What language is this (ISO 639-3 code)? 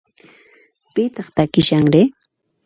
qxp